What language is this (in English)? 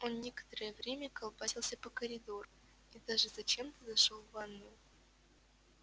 Russian